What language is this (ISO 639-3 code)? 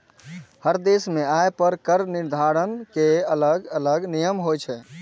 mai